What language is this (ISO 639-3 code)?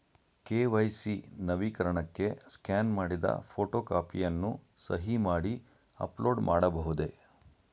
kan